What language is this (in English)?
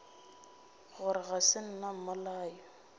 Northern Sotho